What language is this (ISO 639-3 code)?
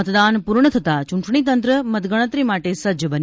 guj